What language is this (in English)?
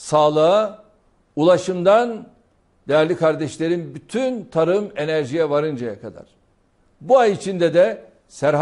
Turkish